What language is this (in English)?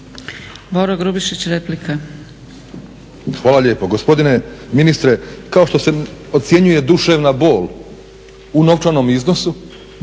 Croatian